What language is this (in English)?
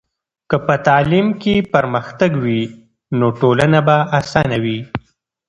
Pashto